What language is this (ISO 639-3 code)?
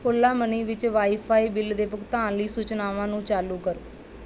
pan